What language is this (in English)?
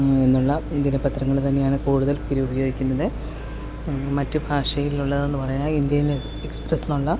Malayalam